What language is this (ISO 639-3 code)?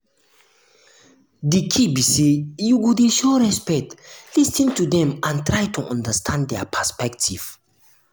pcm